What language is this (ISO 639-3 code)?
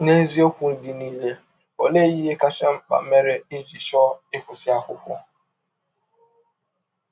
ibo